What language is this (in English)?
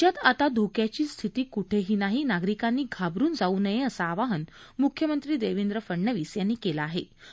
Marathi